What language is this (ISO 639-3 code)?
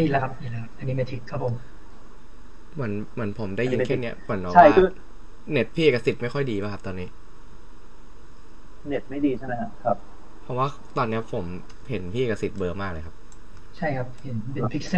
tha